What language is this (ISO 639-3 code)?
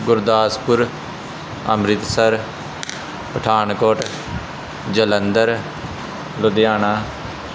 pan